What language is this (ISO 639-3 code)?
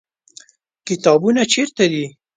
pus